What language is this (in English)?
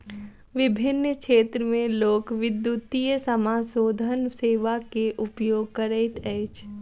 Maithili